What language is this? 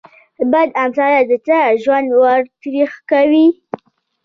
Pashto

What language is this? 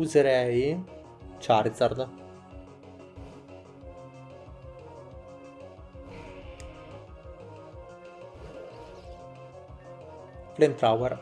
Italian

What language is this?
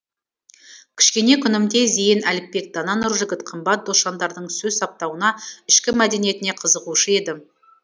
Kazakh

